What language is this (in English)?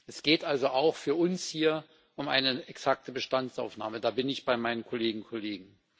German